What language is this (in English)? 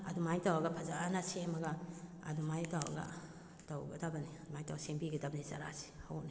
Manipuri